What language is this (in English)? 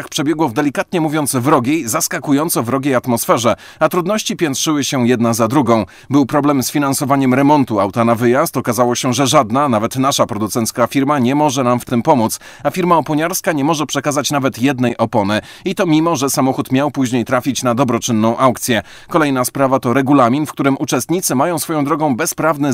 Polish